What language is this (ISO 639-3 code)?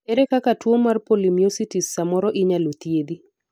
luo